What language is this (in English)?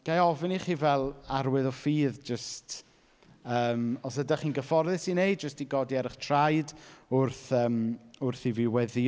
Welsh